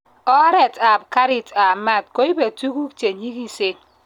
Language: Kalenjin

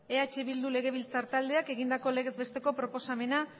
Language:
Basque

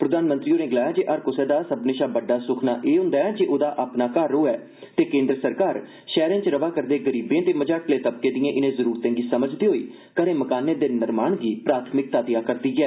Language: Dogri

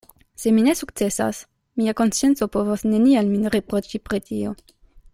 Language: Esperanto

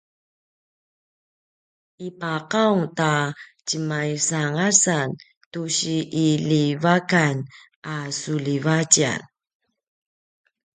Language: Paiwan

